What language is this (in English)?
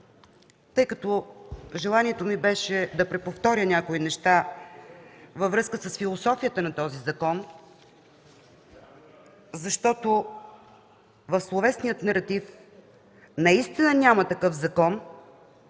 Bulgarian